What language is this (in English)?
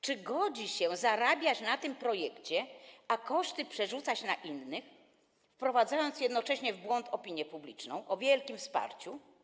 Polish